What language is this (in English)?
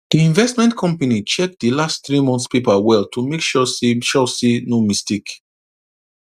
Nigerian Pidgin